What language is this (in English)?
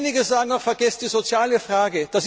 German